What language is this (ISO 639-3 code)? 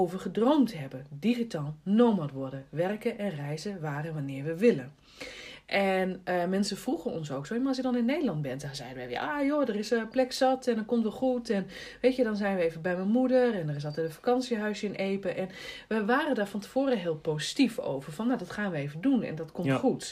nld